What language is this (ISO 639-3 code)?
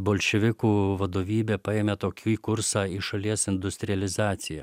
lit